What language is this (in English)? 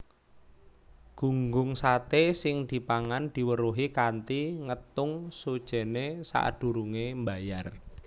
Javanese